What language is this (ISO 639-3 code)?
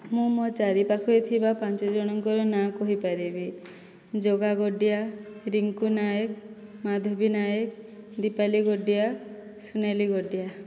ori